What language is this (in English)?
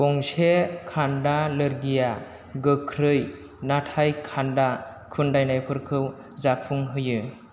Bodo